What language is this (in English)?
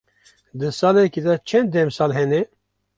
Kurdish